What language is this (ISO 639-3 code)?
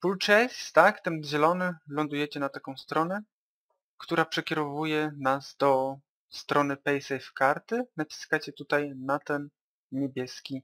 pol